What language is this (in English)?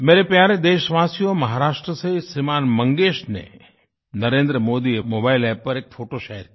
Hindi